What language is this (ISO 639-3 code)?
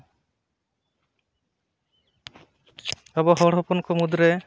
sat